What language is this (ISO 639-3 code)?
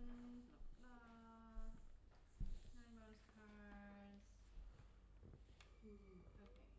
eng